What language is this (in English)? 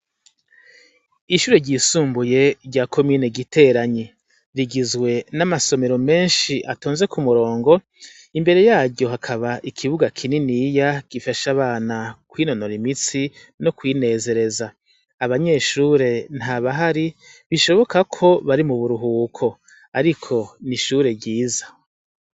Rundi